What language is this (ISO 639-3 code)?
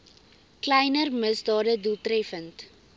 afr